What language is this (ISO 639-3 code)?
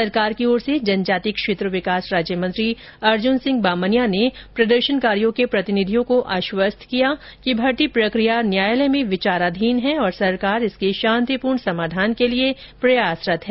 hin